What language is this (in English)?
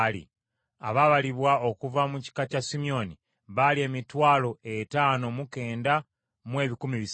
Ganda